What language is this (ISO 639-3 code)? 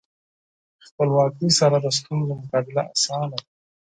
pus